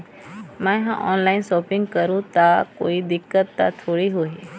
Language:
Chhattisgarhi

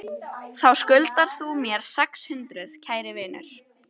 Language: Icelandic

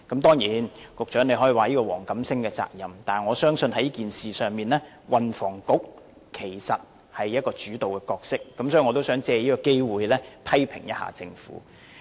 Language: Cantonese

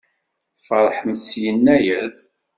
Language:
Kabyle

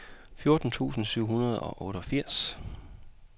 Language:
Danish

